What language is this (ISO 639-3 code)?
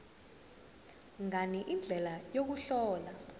zul